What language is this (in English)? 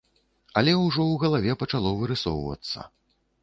Belarusian